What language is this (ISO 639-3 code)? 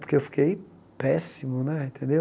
por